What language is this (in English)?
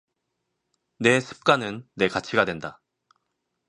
Korean